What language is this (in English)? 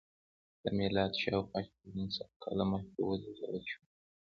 Pashto